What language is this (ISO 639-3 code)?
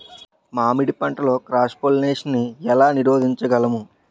tel